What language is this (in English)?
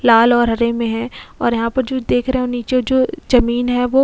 Hindi